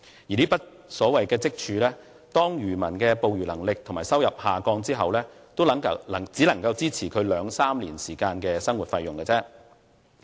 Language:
Cantonese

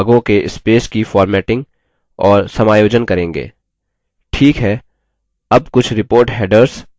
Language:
Hindi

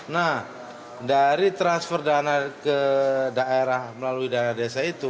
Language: Indonesian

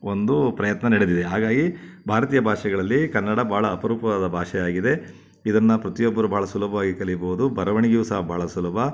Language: Kannada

